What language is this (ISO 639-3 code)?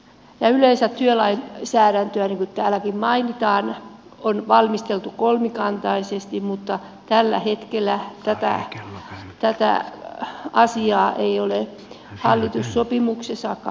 fin